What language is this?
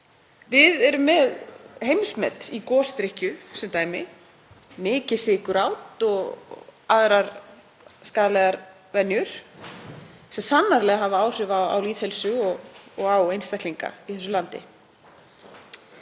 Icelandic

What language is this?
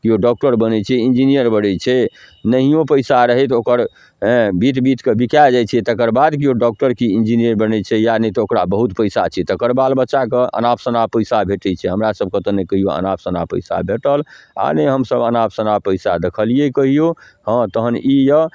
Maithili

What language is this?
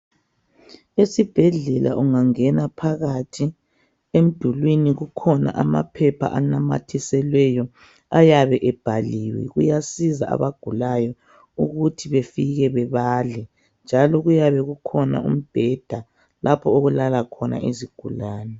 North Ndebele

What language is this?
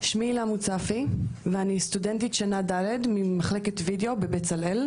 Hebrew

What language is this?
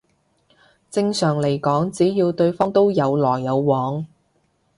Cantonese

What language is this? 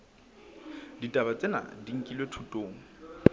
Southern Sotho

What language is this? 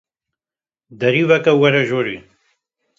Kurdish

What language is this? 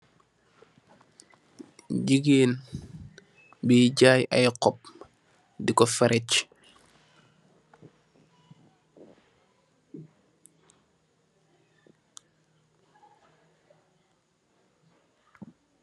Wolof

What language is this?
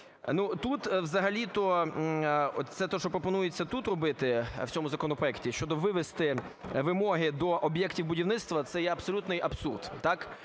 Ukrainian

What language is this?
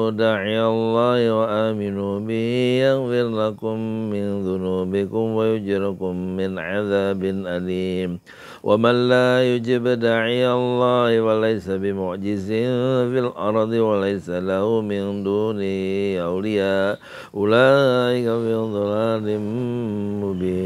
Arabic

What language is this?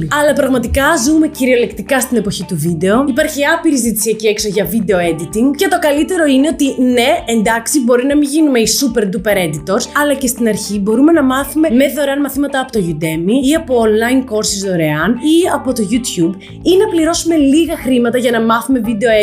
Greek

